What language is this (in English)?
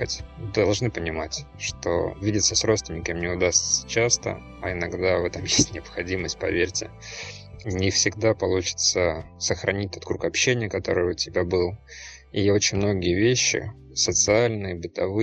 Russian